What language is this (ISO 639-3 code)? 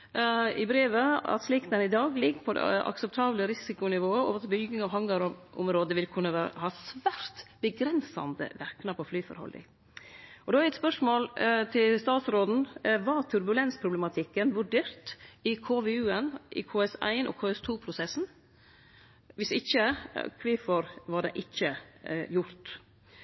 nno